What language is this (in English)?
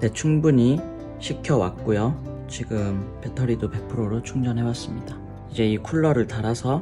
Korean